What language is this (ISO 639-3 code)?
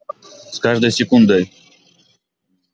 rus